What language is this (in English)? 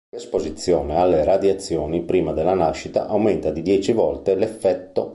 Italian